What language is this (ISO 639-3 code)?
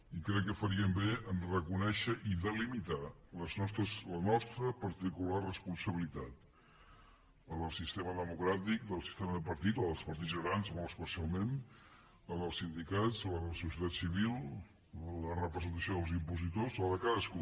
cat